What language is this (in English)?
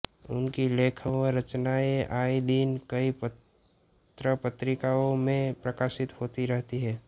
Hindi